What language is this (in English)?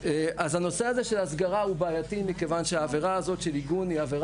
Hebrew